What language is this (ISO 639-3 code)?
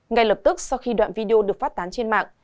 vie